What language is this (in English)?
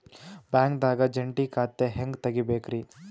Kannada